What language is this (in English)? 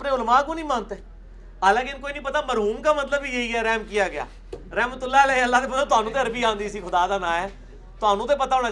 Urdu